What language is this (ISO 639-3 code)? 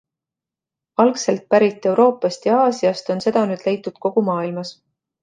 est